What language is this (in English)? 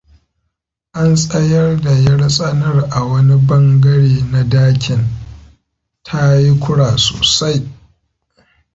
Hausa